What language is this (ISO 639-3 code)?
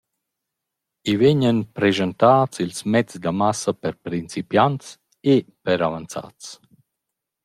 roh